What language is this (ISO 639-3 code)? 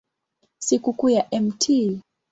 swa